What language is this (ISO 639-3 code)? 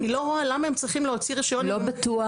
heb